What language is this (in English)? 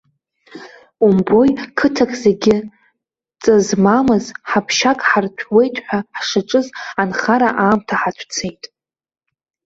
Abkhazian